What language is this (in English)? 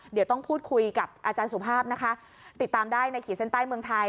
Thai